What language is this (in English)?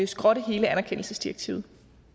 Danish